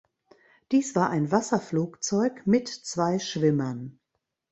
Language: German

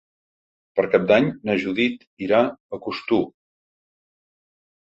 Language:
Catalan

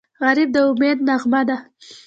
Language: Pashto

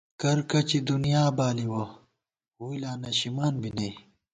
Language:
Gawar-Bati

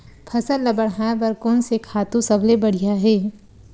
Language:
Chhattisgarhi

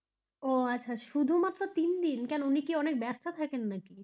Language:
Bangla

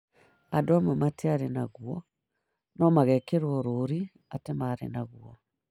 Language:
Kikuyu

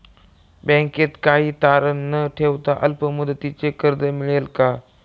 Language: Marathi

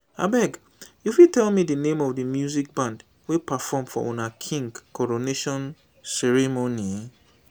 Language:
Nigerian Pidgin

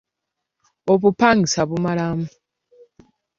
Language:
Ganda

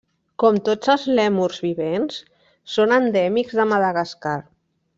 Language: Catalan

